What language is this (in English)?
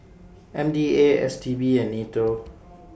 English